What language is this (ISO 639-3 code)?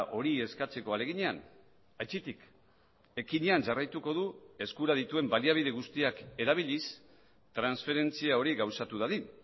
eus